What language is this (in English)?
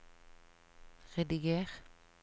Norwegian